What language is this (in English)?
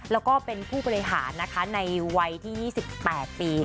Thai